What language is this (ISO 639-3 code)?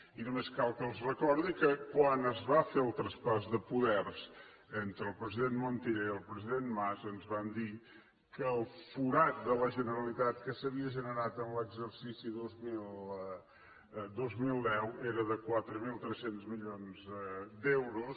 cat